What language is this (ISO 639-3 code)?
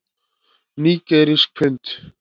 isl